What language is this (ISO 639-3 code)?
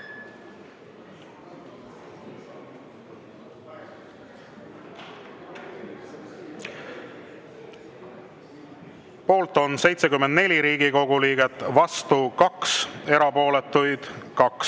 est